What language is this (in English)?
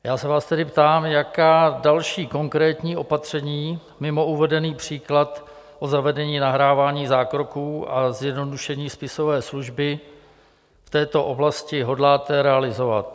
Czech